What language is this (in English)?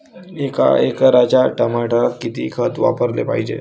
Marathi